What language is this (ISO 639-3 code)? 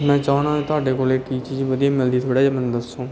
pan